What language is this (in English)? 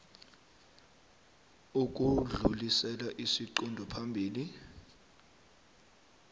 South Ndebele